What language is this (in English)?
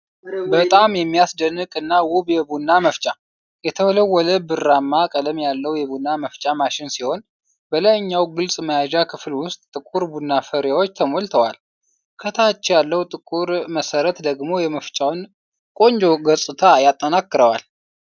Amharic